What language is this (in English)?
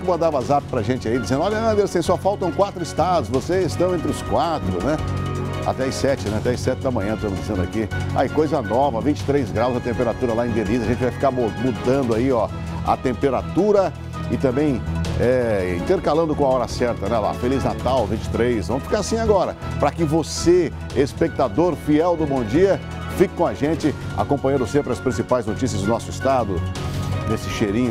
Portuguese